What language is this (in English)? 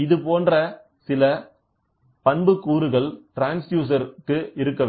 Tamil